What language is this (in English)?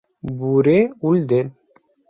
Bashkir